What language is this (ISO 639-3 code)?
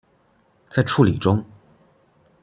zho